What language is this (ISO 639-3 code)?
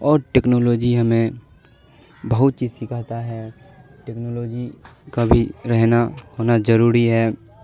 urd